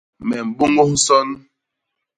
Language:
Basaa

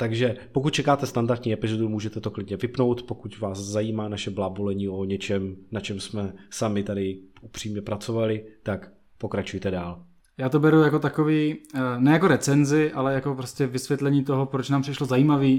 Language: Czech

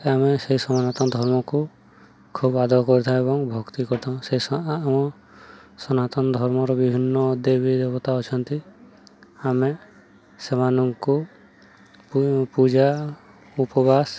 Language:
Odia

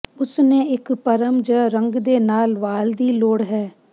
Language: Punjabi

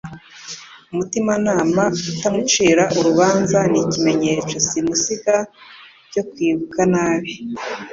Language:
Kinyarwanda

